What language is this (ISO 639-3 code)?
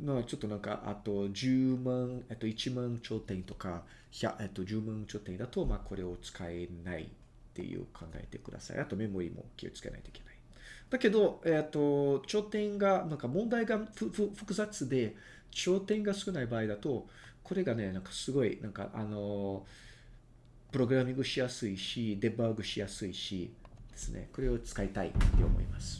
jpn